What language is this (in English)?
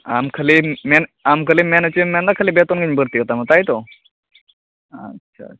Santali